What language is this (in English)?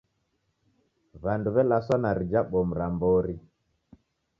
Taita